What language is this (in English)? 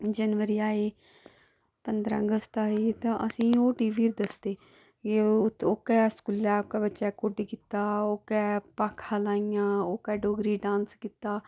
Dogri